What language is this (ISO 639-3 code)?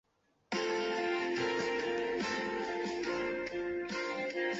zho